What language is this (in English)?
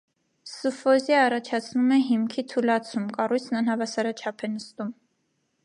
Armenian